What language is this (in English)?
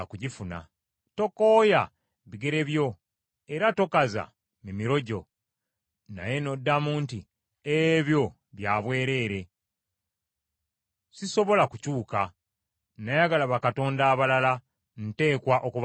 Ganda